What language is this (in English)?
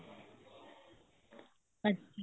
Punjabi